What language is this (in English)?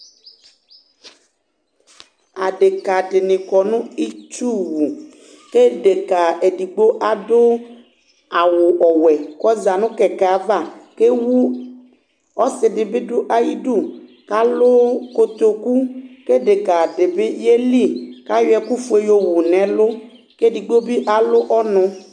Ikposo